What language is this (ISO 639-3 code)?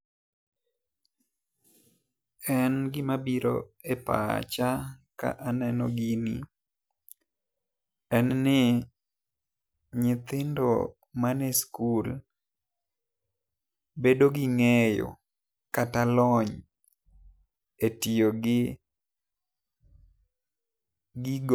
luo